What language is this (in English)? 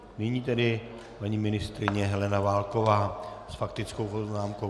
Czech